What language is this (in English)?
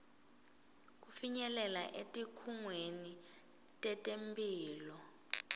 Swati